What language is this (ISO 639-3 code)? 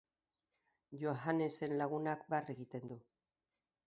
eus